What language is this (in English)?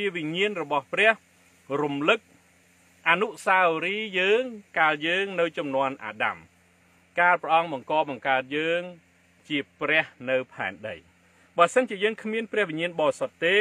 Thai